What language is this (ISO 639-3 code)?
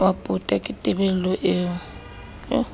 sot